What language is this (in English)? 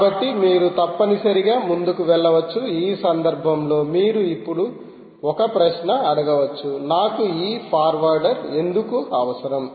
Telugu